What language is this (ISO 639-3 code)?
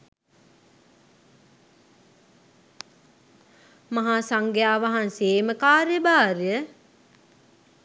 sin